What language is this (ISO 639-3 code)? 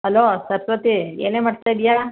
kan